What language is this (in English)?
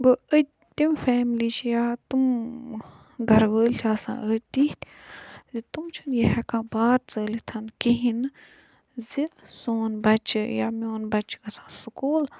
Kashmiri